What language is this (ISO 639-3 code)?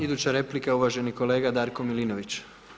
hrv